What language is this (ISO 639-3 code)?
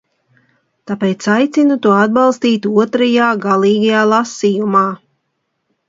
lav